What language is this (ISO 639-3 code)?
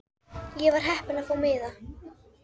isl